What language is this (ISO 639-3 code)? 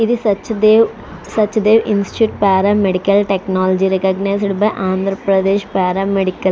tel